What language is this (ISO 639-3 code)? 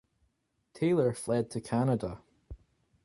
eng